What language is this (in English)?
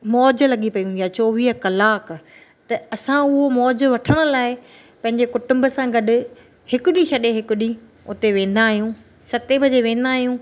Sindhi